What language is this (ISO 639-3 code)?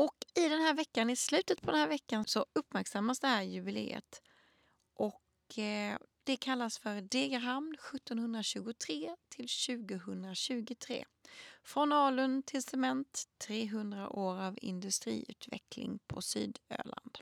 swe